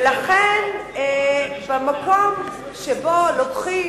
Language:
Hebrew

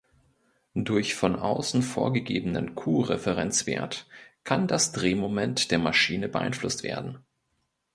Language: German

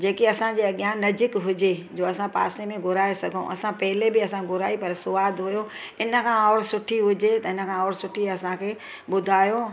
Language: Sindhi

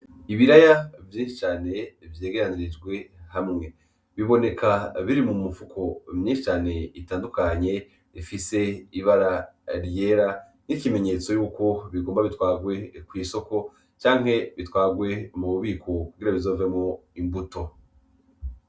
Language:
Rundi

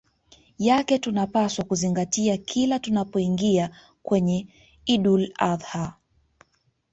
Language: Swahili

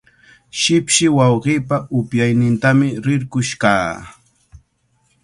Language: Cajatambo North Lima Quechua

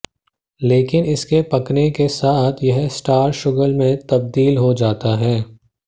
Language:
Hindi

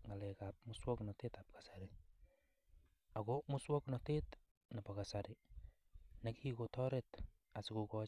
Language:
Kalenjin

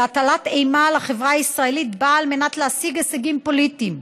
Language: Hebrew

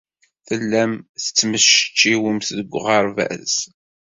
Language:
Kabyle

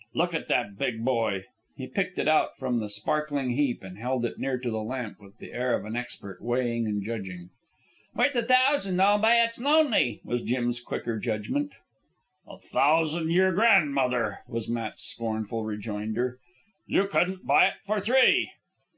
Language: English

